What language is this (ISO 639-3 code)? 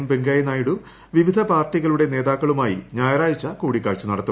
mal